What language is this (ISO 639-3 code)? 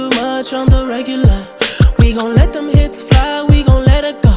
eng